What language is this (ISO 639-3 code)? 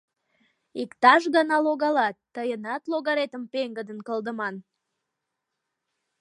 chm